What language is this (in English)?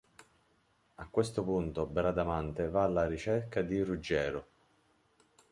Italian